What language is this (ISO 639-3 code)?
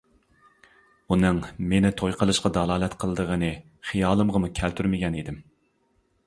uig